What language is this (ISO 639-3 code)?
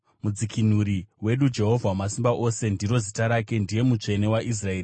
sna